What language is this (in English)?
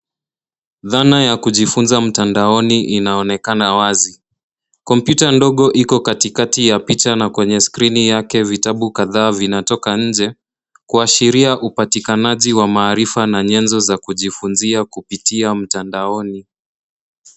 Swahili